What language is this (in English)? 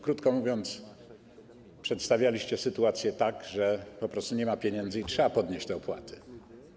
Polish